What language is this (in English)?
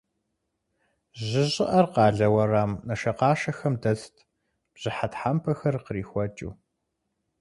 Kabardian